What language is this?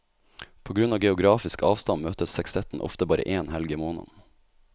Norwegian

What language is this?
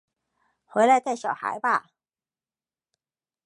Chinese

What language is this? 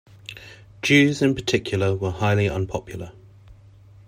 English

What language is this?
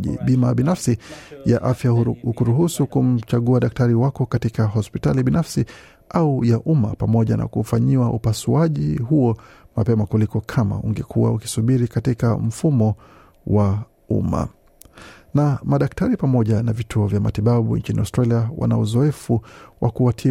Swahili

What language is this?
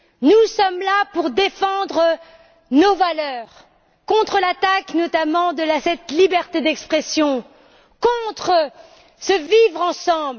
French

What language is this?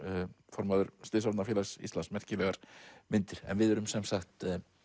Icelandic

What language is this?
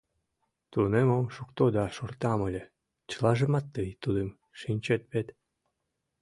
Mari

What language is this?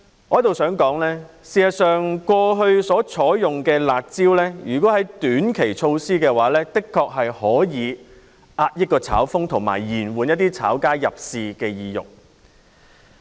Cantonese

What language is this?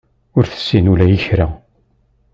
Kabyle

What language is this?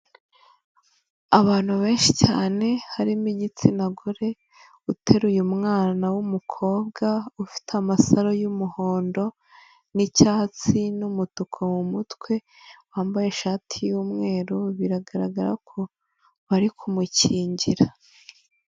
Kinyarwanda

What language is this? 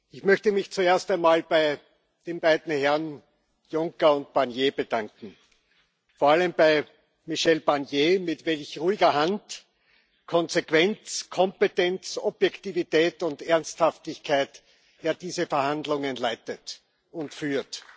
German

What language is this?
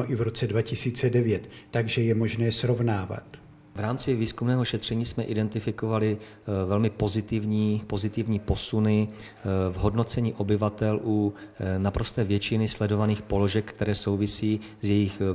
Czech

